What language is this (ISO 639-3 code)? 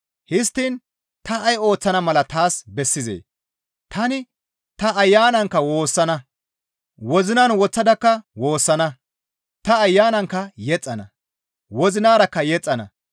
gmv